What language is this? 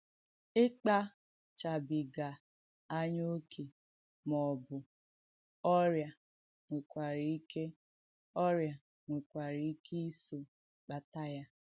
Igbo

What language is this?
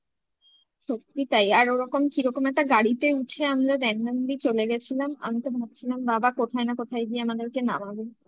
Bangla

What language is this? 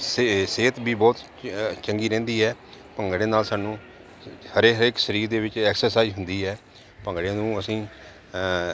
Punjabi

